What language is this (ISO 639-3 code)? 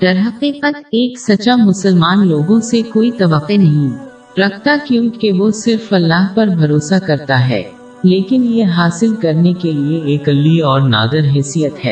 urd